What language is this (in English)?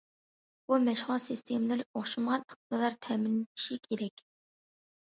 Uyghur